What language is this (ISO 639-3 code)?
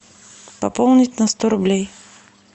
rus